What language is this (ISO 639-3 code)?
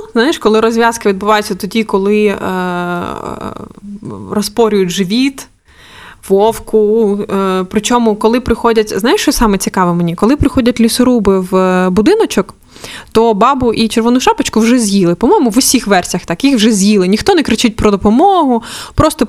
ukr